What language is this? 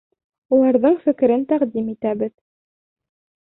Bashkir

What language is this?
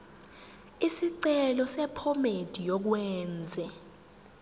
Zulu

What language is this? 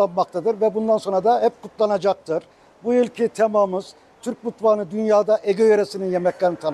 Turkish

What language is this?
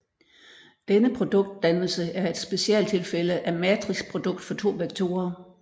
Danish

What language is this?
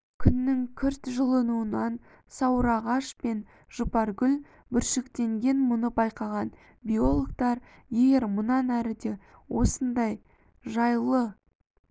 Kazakh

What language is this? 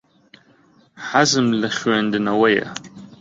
Central Kurdish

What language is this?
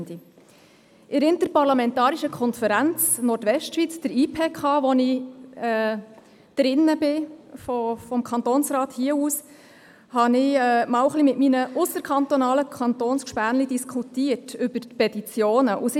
Swiss German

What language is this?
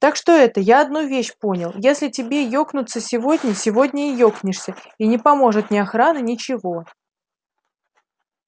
Russian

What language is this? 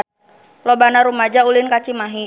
Sundanese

